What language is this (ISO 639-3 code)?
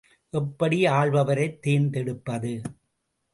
tam